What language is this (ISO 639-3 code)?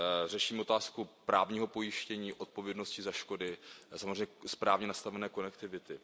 ces